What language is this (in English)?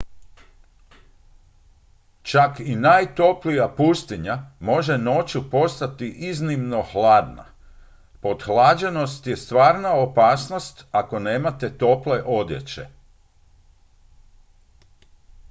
Croatian